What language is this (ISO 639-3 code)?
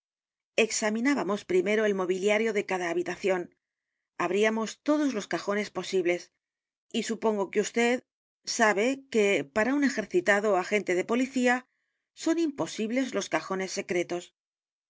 spa